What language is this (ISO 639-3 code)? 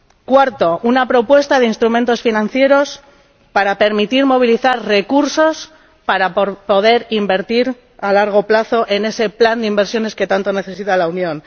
spa